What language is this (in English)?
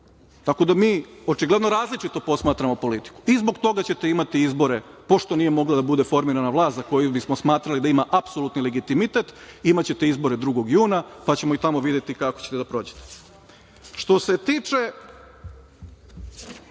Serbian